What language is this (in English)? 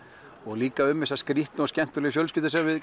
Icelandic